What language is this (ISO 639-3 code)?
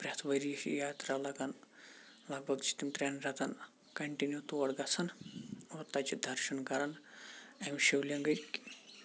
kas